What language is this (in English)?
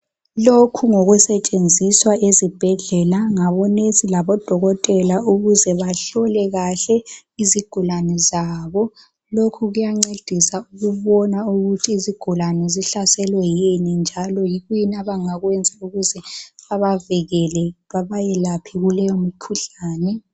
North Ndebele